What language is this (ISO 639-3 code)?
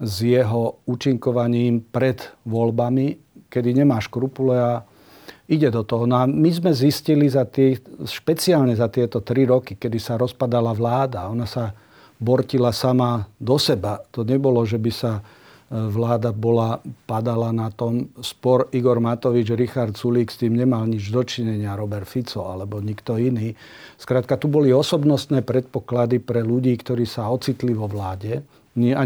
slk